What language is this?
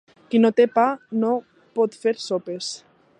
Catalan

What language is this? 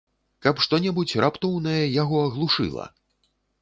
Belarusian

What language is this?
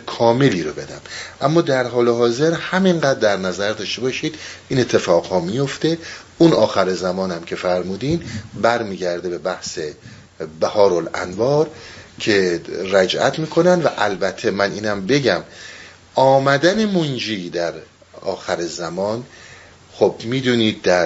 Persian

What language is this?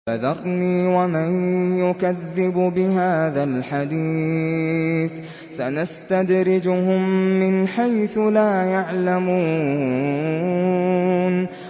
Arabic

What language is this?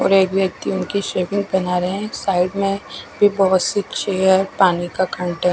Hindi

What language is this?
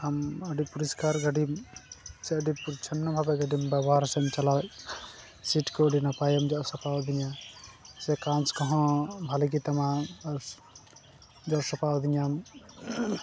Santali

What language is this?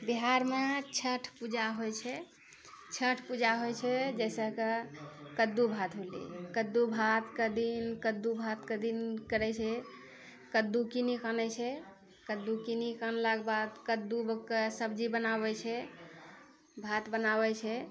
Maithili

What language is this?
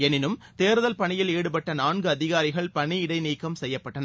Tamil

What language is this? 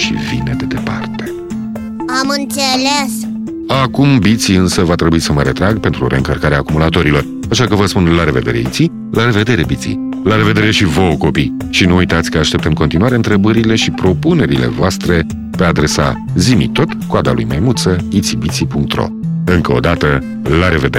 Romanian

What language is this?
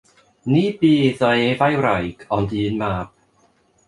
Welsh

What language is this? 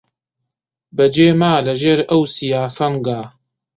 Central Kurdish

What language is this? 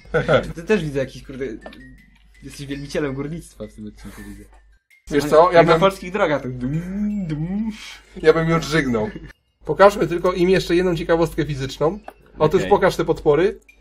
Polish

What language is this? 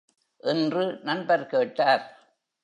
Tamil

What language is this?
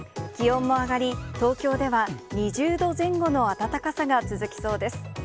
Japanese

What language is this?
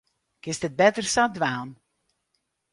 Western Frisian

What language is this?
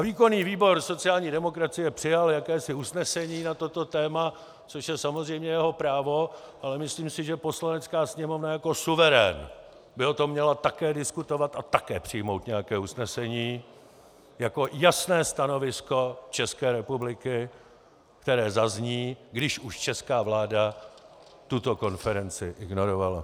Czech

